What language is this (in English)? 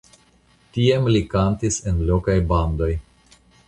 Esperanto